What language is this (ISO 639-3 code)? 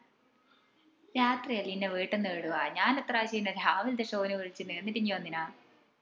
mal